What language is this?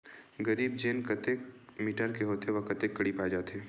Chhattisgarhi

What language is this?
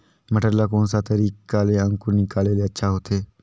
Chhattisgarhi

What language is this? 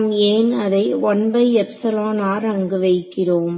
Tamil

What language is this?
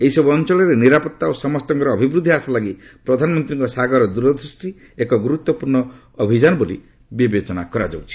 Odia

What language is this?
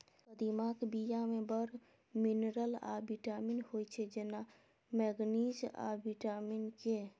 Maithili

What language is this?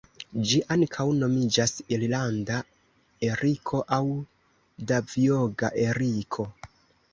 Esperanto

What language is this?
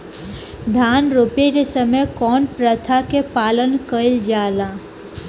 Bhojpuri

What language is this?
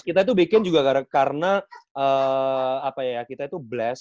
Indonesian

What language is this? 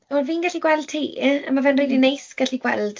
Welsh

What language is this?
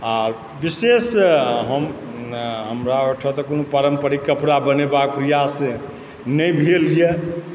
Maithili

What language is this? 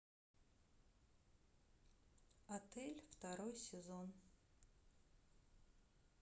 Russian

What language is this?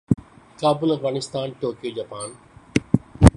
Urdu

